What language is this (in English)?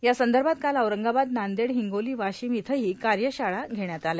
Marathi